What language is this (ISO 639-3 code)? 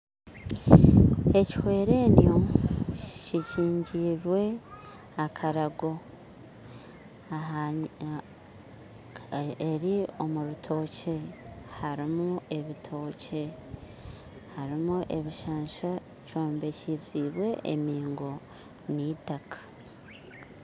nyn